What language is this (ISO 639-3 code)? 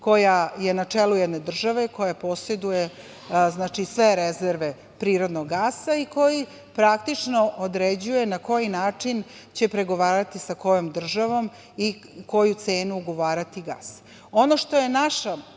srp